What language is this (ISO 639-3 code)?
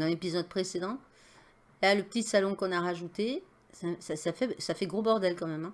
fra